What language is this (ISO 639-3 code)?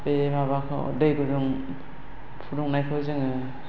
brx